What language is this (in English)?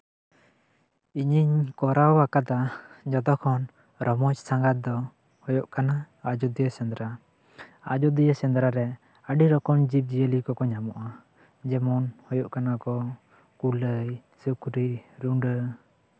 Santali